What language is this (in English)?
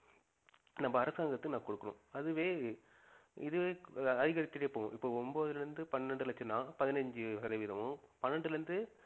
Tamil